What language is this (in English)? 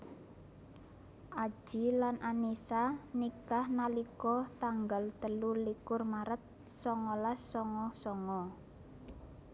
Javanese